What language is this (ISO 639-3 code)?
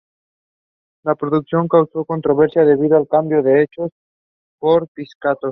spa